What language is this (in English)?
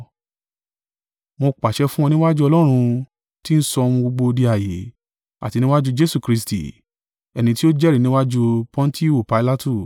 Yoruba